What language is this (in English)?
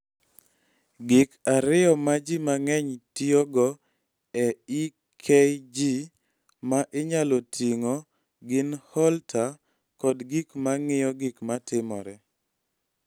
Luo (Kenya and Tanzania)